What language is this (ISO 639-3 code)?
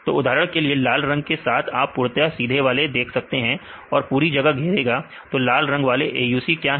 hin